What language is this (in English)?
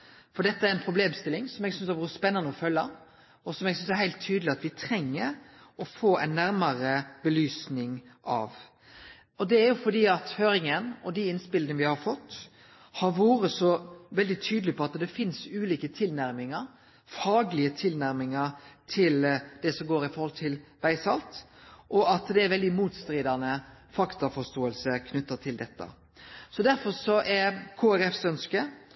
Norwegian Nynorsk